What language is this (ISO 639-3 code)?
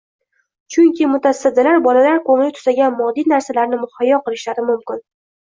uzb